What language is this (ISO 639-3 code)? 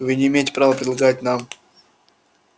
rus